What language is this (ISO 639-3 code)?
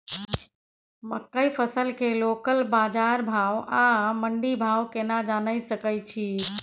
mai